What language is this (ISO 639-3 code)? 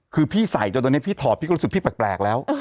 tha